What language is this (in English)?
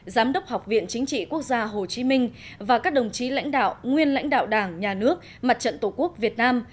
Vietnamese